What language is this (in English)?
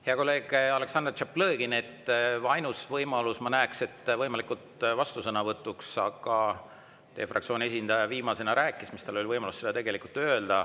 Estonian